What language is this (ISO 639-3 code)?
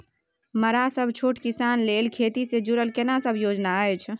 mai